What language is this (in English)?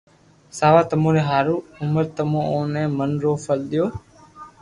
Loarki